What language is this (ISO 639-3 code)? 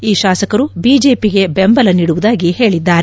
kan